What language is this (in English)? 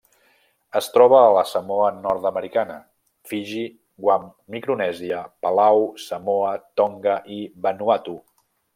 Catalan